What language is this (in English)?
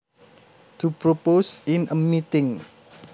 Javanese